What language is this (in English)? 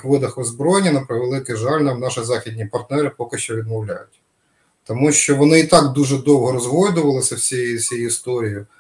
Ukrainian